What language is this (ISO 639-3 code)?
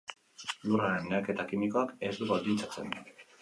eus